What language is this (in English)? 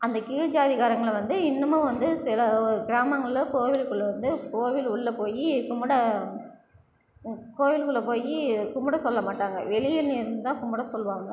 Tamil